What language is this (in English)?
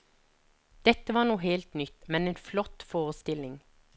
Norwegian